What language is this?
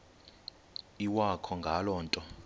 Xhosa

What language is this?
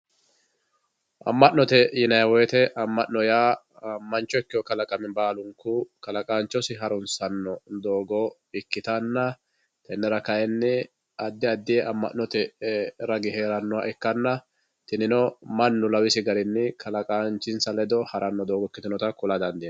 Sidamo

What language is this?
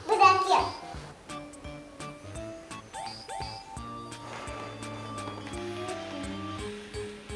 Turkish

